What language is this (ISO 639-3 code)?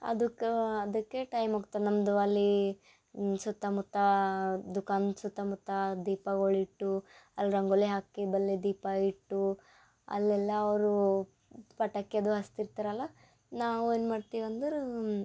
kan